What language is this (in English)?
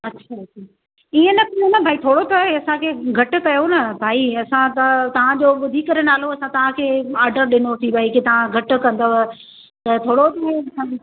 Sindhi